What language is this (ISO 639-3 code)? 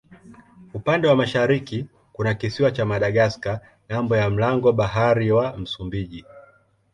swa